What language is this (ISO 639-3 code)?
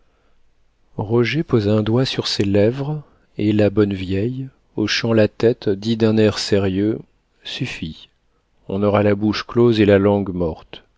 fra